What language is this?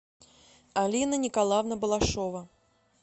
Russian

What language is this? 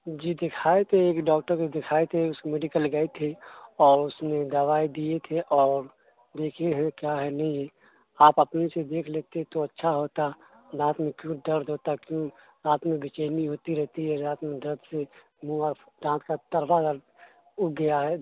Urdu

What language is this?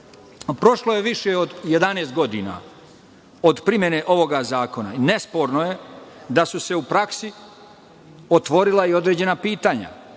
Serbian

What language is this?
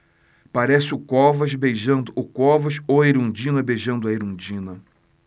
Portuguese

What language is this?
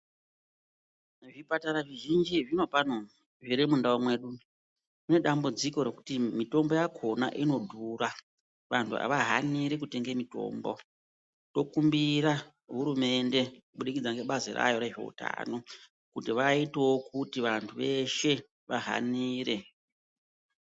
Ndau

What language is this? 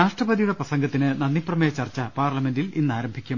Malayalam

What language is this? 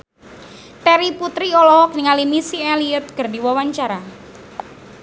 Sundanese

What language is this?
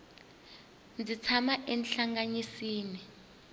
Tsonga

